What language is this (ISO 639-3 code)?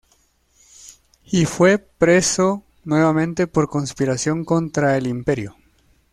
spa